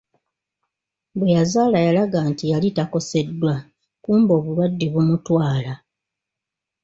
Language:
Ganda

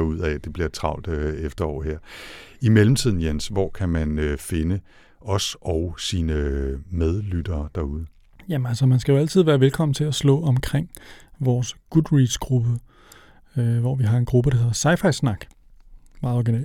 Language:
Danish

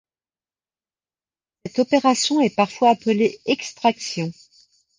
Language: French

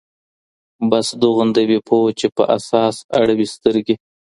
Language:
Pashto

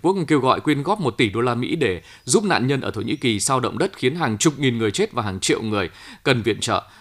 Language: Vietnamese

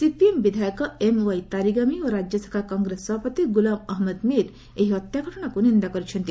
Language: Odia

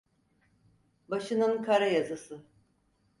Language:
Turkish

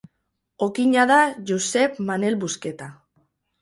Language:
Basque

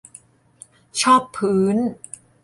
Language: Thai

